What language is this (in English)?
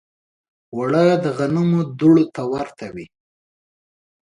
Pashto